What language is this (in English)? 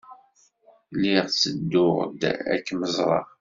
Kabyle